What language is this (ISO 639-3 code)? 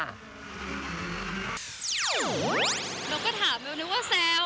tha